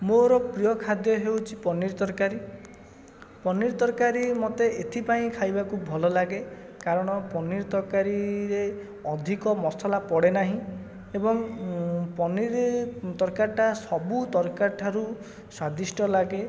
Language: Odia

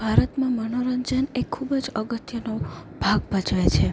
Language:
Gujarati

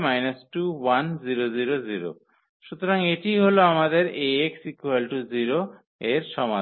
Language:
Bangla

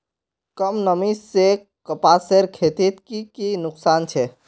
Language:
Magahi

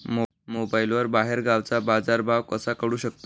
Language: Marathi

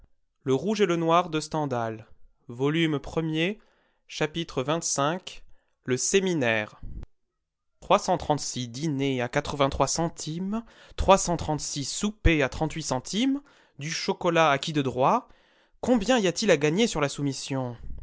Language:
French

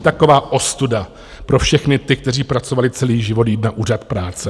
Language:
Czech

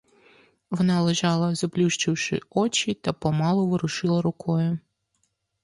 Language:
Ukrainian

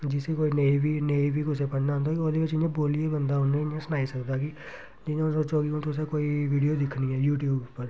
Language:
Dogri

